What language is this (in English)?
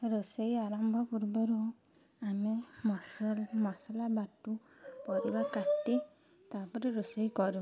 Odia